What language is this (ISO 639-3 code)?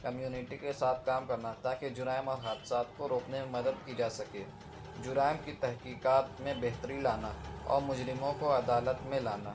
urd